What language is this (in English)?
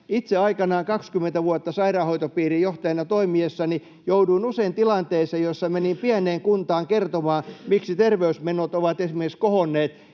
Finnish